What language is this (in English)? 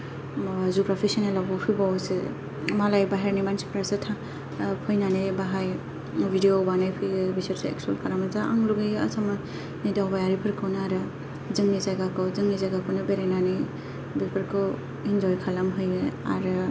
Bodo